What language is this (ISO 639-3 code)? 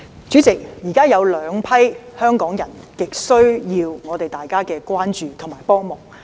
yue